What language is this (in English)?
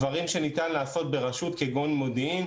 Hebrew